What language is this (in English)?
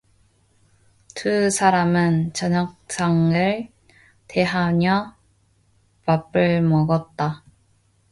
Korean